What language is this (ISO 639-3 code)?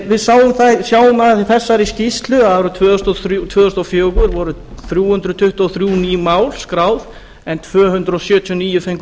isl